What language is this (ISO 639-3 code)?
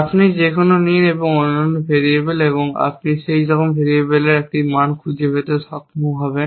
ben